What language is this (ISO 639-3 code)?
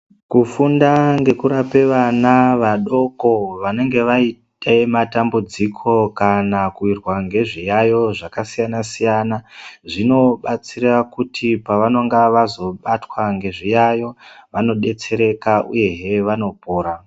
ndc